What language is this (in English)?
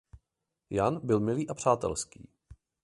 Czech